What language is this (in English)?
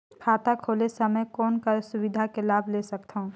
Chhattisgarhi